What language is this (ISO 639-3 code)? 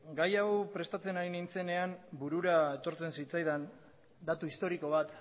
eus